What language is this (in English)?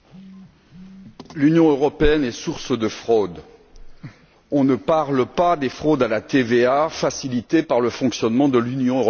French